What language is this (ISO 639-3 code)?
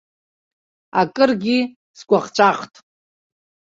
abk